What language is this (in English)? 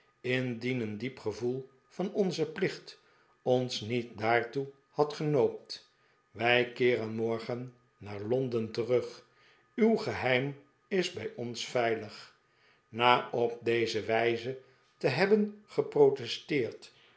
Dutch